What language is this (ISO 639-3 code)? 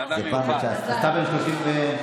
heb